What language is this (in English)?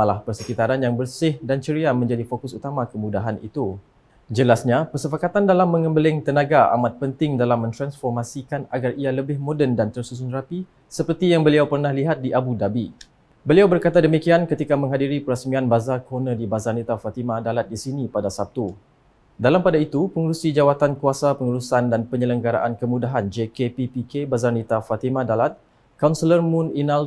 Malay